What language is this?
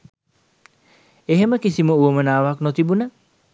Sinhala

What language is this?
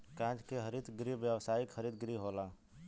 Bhojpuri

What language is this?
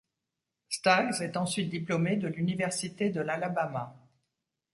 French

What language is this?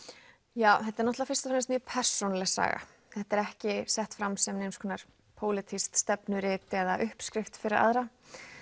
Icelandic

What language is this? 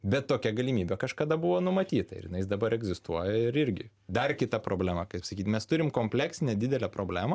Lithuanian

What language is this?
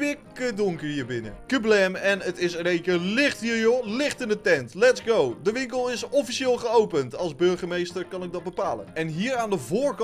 Dutch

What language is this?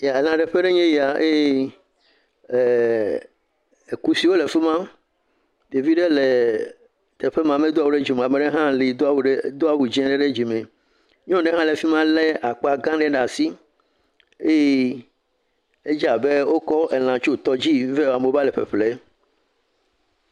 Ewe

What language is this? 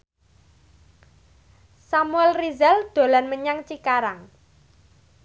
Javanese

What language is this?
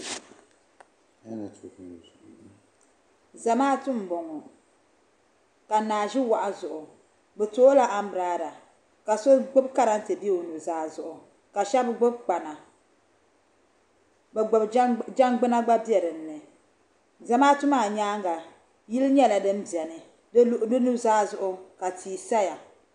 Dagbani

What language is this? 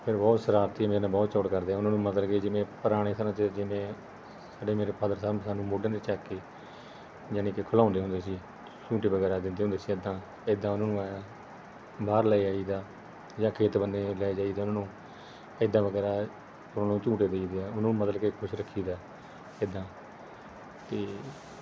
Punjabi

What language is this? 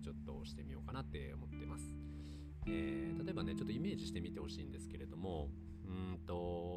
Japanese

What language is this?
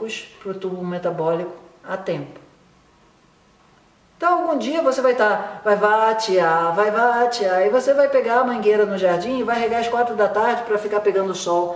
Portuguese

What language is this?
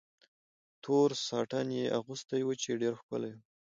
Pashto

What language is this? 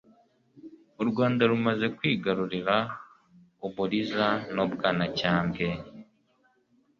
Kinyarwanda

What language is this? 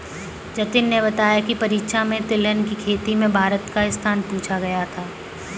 Hindi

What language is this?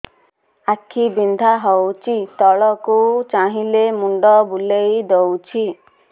Odia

